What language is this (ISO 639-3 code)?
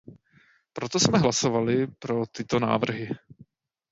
ces